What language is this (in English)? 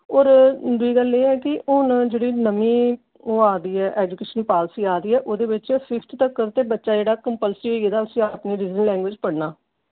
Dogri